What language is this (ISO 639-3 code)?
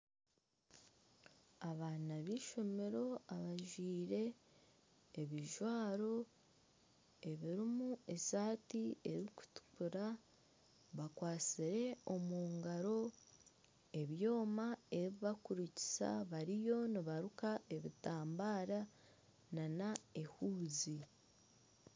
nyn